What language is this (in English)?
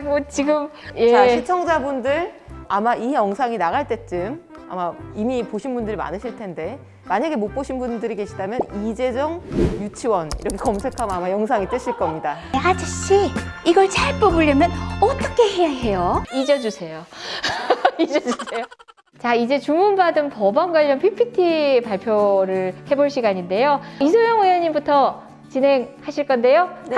Korean